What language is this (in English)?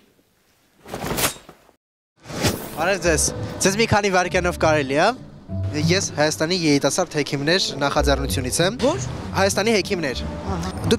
Turkish